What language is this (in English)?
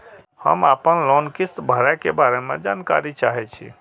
Maithili